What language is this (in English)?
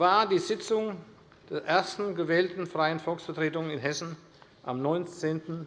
German